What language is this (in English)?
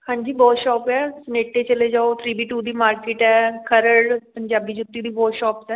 Punjabi